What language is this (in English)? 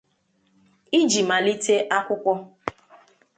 Igbo